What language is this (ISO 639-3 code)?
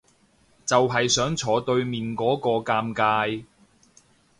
yue